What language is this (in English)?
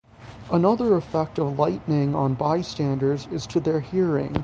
English